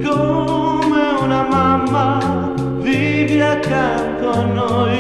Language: Romanian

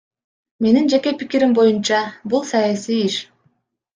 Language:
Kyrgyz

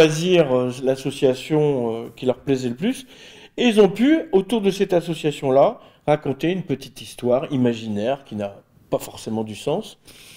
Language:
French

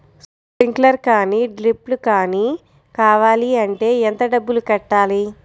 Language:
Telugu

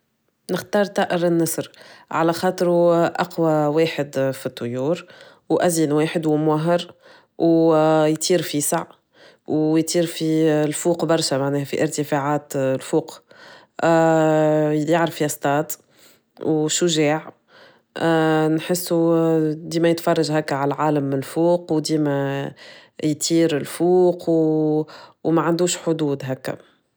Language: Tunisian Arabic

